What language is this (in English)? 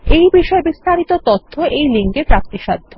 Bangla